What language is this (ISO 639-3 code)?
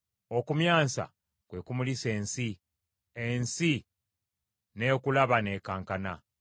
lug